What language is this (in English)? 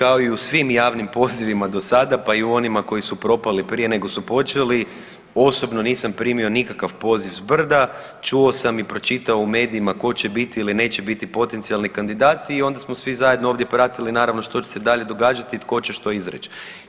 Croatian